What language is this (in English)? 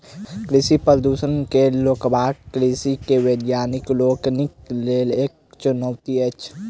Maithili